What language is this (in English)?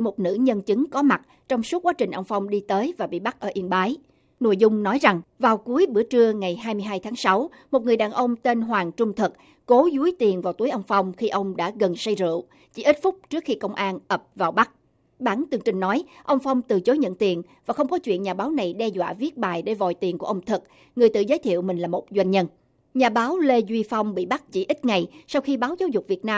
Vietnamese